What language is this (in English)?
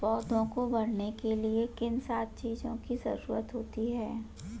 Hindi